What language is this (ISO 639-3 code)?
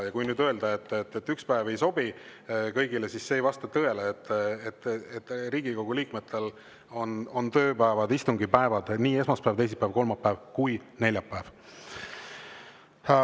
est